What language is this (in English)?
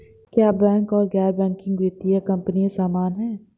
Hindi